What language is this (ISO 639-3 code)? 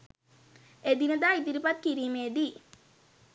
sin